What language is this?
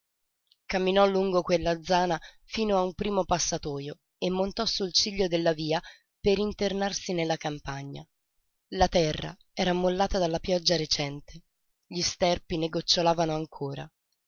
Italian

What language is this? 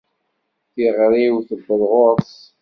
Kabyle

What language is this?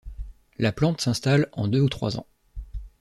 French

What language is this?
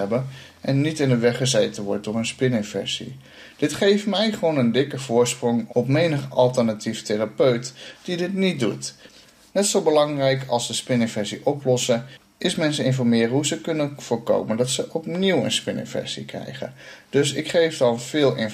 Dutch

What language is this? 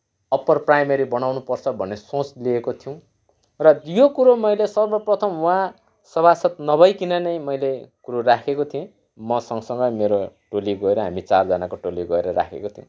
Nepali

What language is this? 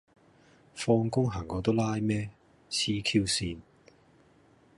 Cantonese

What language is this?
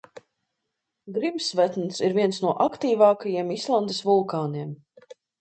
Latvian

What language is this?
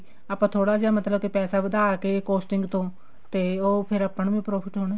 Punjabi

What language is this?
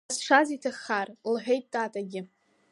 Abkhazian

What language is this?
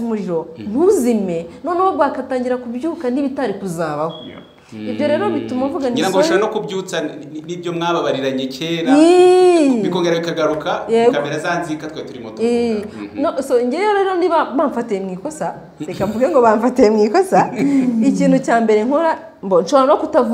Romanian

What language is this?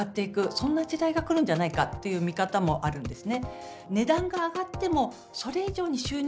Japanese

